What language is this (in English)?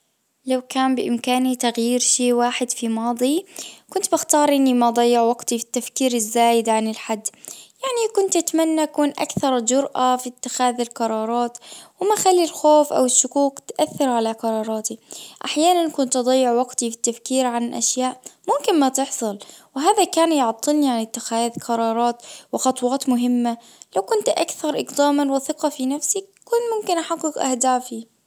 Najdi Arabic